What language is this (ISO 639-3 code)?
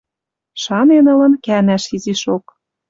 mrj